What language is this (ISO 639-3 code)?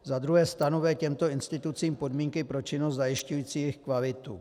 ces